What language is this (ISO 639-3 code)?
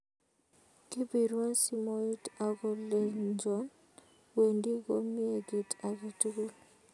kln